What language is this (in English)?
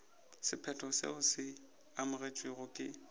Northern Sotho